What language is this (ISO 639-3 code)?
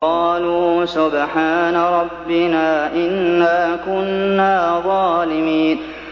ara